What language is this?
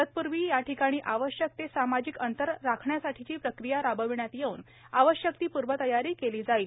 Marathi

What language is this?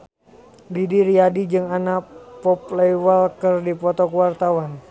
Sundanese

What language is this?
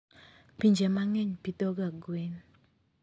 Luo (Kenya and Tanzania)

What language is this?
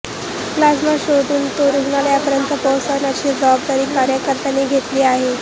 Marathi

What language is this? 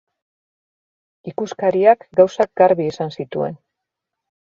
Basque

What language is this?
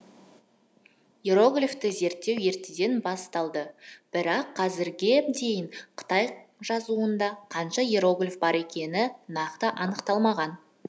Kazakh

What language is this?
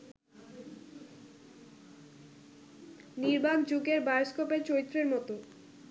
Bangla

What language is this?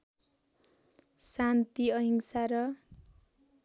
Nepali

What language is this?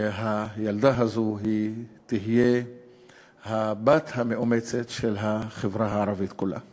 Hebrew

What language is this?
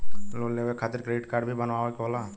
Bhojpuri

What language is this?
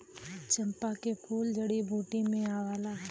Bhojpuri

